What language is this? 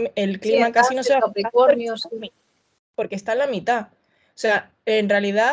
Spanish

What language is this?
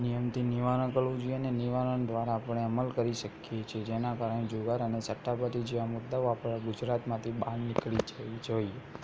Gujarati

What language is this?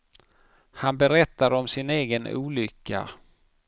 Swedish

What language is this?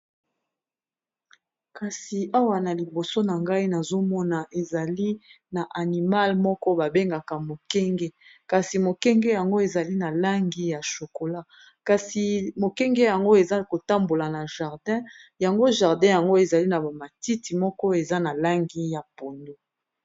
Lingala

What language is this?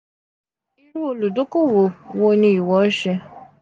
Yoruba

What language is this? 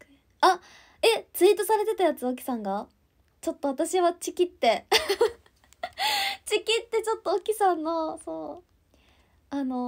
Japanese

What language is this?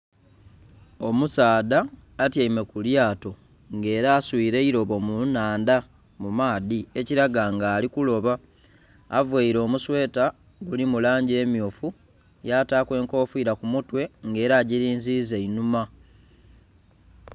Soga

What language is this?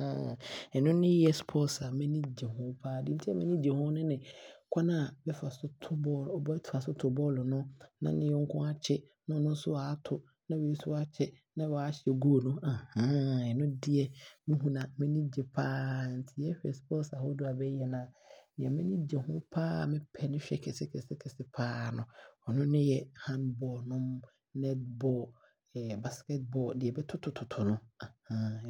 Abron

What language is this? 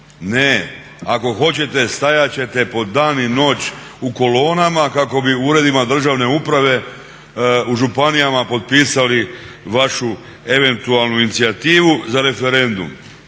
Croatian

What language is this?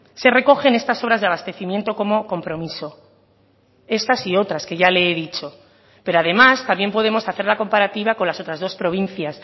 Spanish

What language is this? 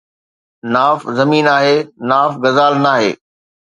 Sindhi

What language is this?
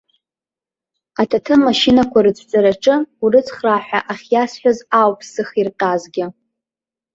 Abkhazian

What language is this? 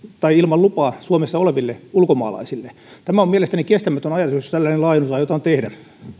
Finnish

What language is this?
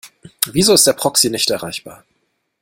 German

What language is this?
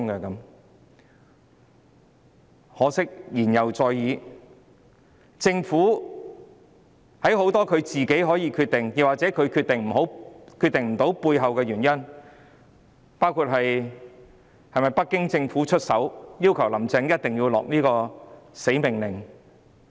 Cantonese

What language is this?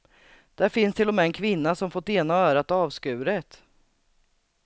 Swedish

